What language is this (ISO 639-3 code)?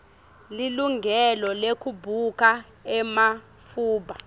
ssw